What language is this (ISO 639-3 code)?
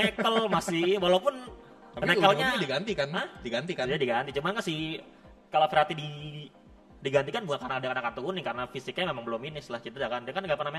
ind